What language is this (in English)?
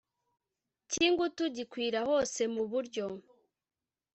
Kinyarwanda